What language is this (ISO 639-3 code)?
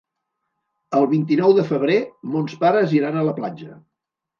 cat